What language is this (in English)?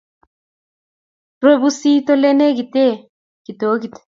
Kalenjin